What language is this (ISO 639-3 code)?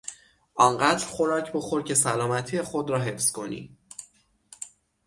fas